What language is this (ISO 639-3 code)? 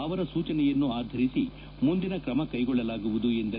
kan